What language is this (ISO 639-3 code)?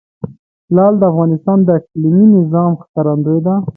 pus